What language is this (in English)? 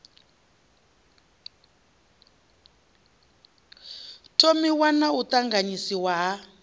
Venda